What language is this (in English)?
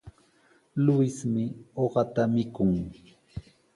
Sihuas Ancash Quechua